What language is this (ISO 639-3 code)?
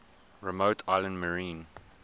eng